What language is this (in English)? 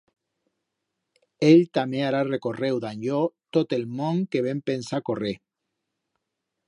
Aragonese